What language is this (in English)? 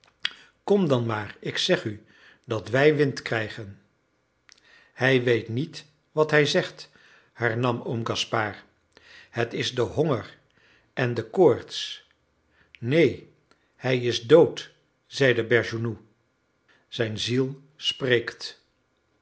Dutch